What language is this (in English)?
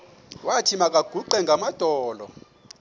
Xhosa